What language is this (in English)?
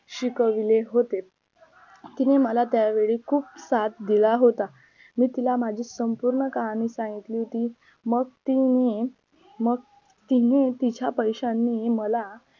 Marathi